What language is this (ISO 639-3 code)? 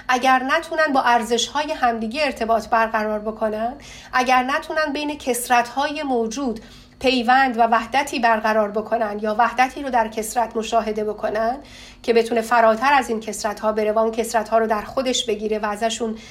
fas